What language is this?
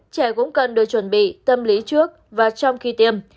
Vietnamese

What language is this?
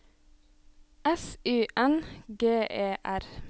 Norwegian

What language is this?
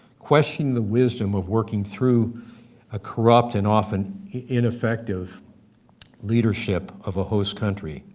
English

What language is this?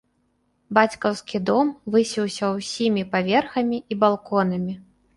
Belarusian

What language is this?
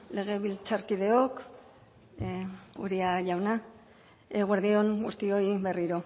Basque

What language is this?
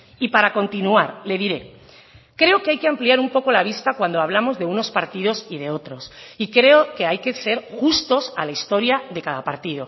Spanish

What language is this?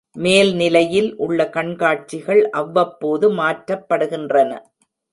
Tamil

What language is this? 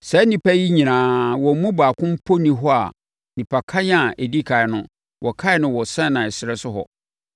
Akan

